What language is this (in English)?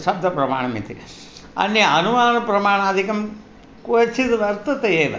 Sanskrit